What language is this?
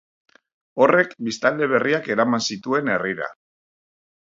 Basque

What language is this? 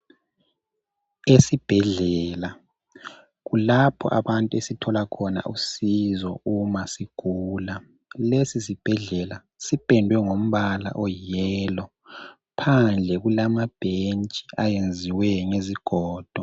North Ndebele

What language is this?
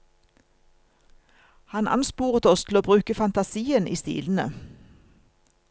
Norwegian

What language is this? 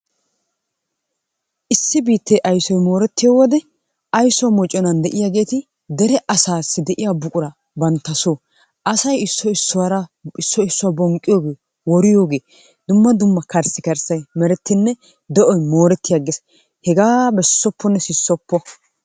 Wolaytta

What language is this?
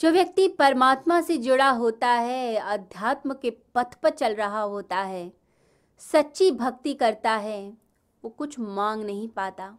Hindi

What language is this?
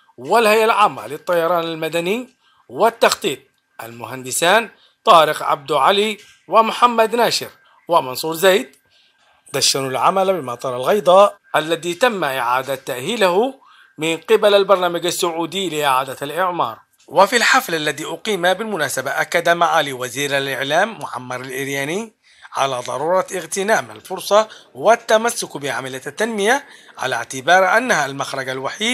Arabic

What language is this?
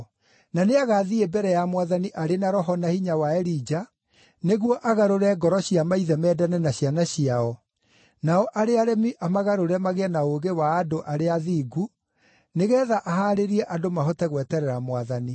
Kikuyu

